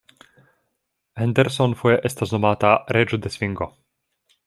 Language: Esperanto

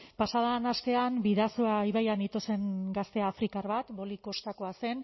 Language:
Basque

